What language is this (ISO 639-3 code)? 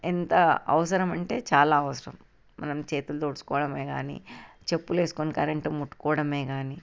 tel